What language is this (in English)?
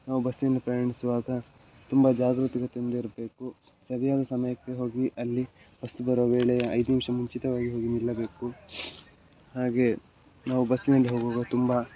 Kannada